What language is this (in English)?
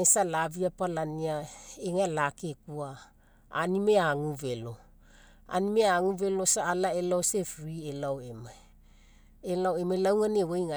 Mekeo